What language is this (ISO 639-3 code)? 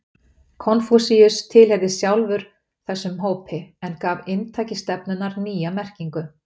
isl